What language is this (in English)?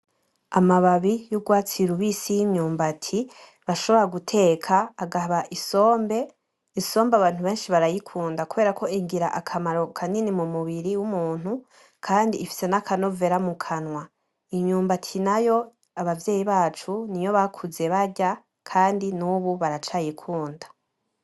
Rundi